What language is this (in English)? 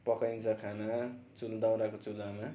Nepali